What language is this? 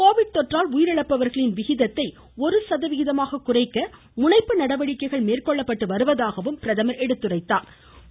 Tamil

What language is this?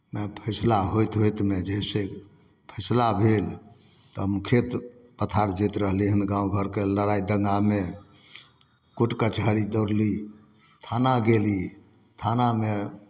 Maithili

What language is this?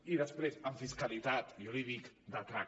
Catalan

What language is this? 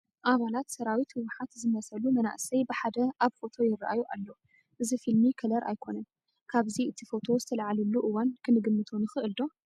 Tigrinya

